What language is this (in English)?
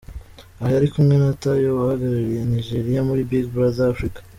Kinyarwanda